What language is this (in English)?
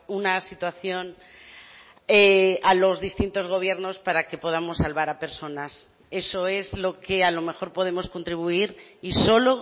Spanish